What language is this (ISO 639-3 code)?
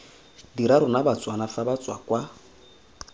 tsn